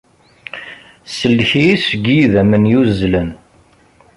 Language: Kabyle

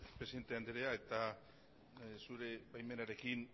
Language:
Basque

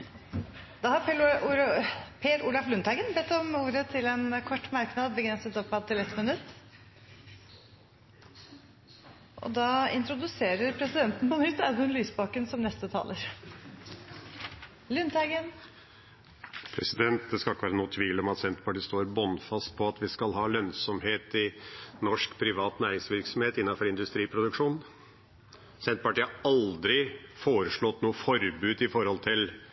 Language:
Norwegian Bokmål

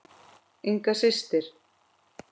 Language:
Icelandic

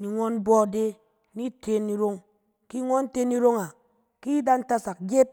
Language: Cen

